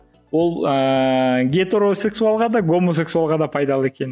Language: Kazakh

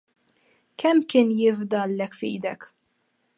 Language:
Maltese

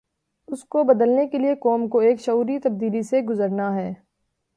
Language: Urdu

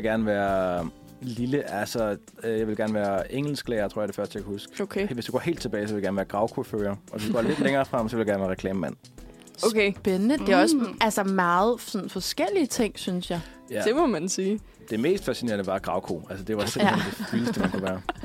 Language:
Danish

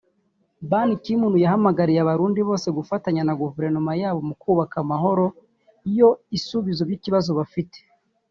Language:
Kinyarwanda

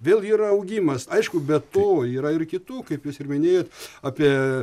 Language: Lithuanian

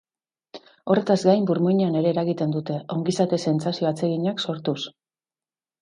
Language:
Basque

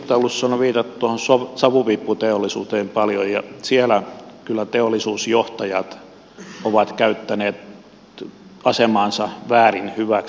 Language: Finnish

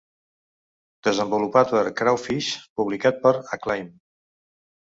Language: Catalan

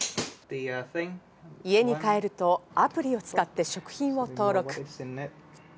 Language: Japanese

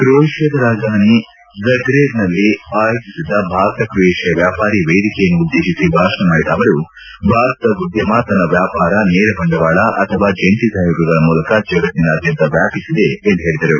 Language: Kannada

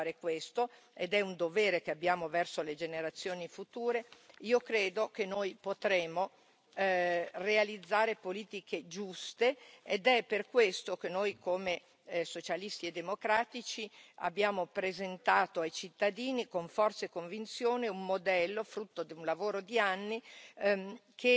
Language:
Italian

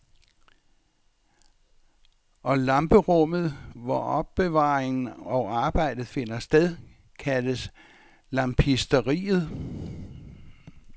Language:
Danish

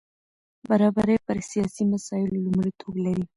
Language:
Pashto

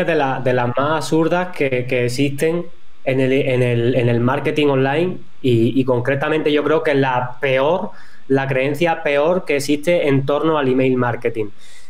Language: Spanish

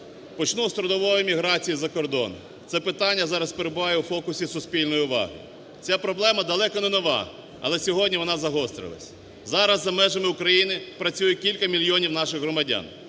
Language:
Ukrainian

